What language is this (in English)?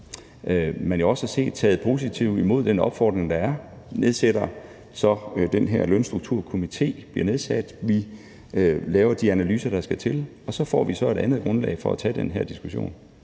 Danish